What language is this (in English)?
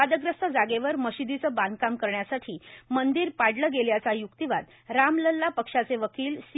Marathi